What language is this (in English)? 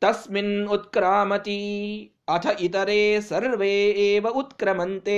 Kannada